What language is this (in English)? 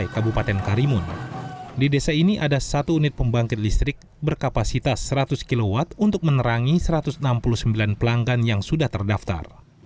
Indonesian